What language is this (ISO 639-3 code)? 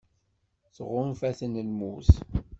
kab